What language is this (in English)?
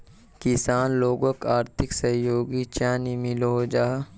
Magahi